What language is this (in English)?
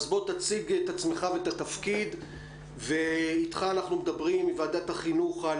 Hebrew